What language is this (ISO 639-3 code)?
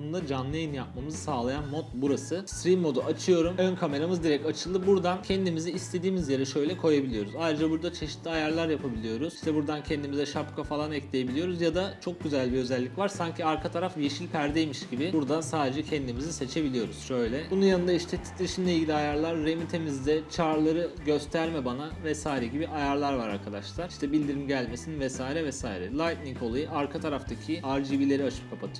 tur